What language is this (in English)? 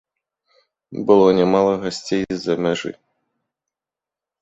Belarusian